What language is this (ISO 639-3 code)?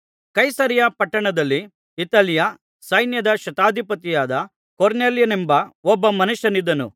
kan